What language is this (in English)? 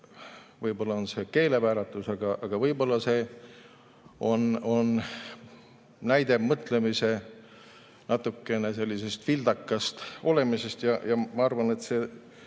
Estonian